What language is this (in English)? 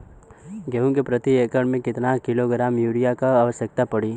Bhojpuri